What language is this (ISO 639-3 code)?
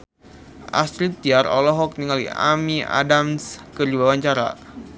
sun